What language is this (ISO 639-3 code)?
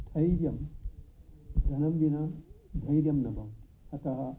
san